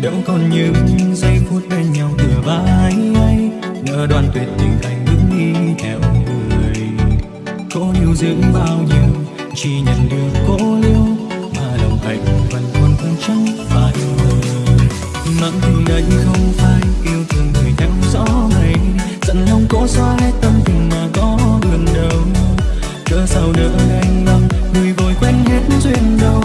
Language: Vietnamese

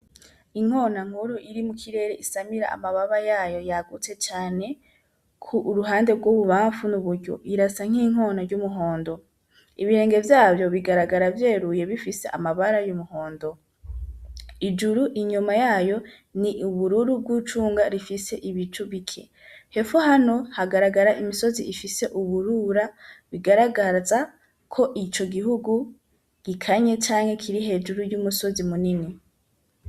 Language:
Rundi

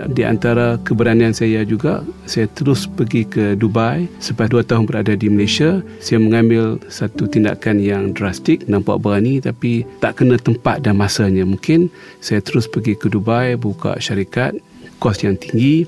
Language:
Malay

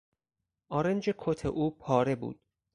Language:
Persian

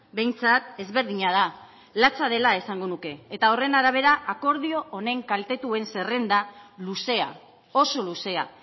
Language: Basque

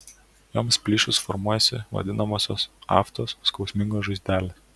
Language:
Lithuanian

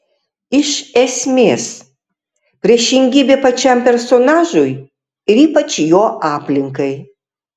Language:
Lithuanian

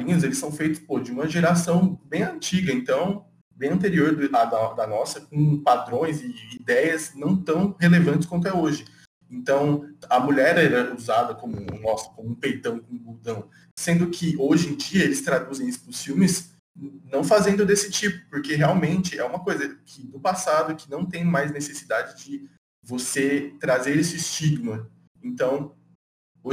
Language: Portuguese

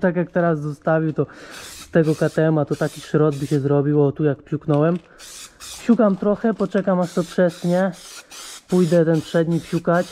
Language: Polish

